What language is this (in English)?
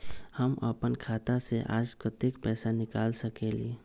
Magahi